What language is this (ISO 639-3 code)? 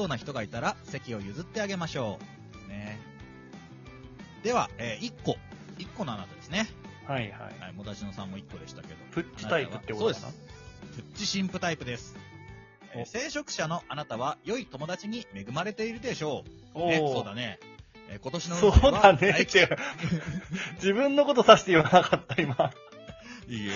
jpn